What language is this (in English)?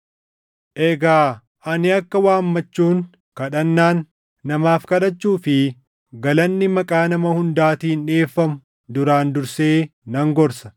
Oromo